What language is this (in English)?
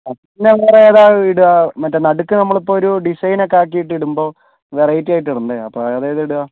Malayalam